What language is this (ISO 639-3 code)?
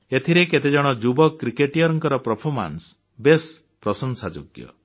ori